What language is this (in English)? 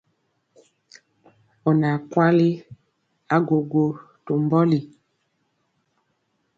Mpiemo